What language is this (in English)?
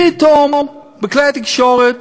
Hebrew